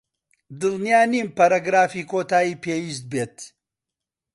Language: Central Kurdish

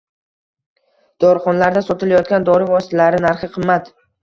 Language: Uzbek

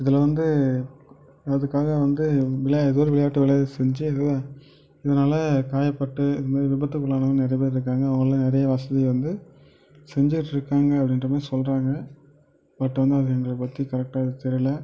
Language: Tamil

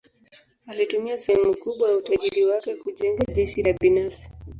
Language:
Swahili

